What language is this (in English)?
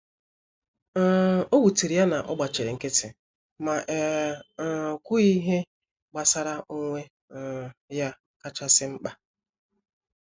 Igbo